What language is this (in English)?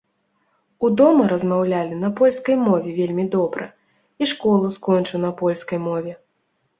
Belarusian